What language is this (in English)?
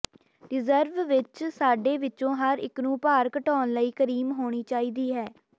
Punjabi